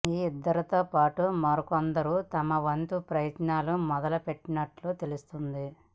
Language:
Telugu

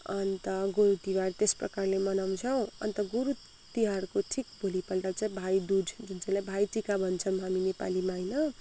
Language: Nepali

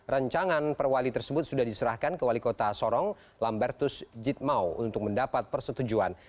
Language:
Indonesian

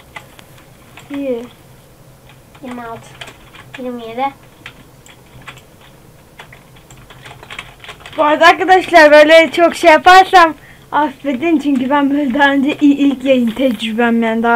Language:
Turkish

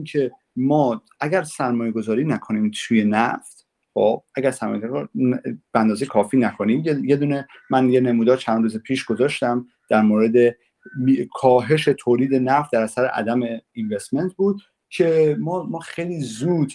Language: Persian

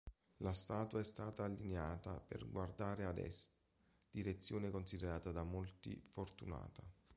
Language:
Italian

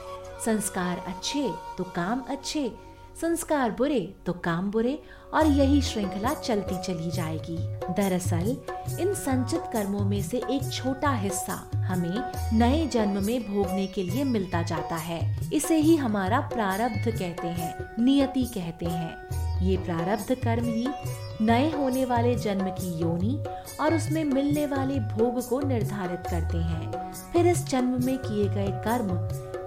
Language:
Hindi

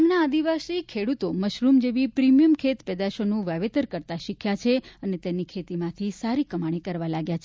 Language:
Gujarati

